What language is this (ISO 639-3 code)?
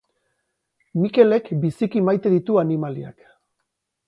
eus